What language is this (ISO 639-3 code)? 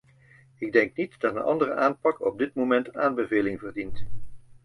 nld